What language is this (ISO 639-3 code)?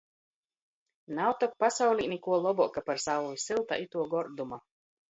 ltg